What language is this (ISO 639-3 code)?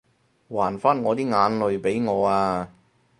yue